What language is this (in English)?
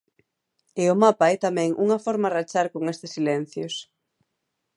Galician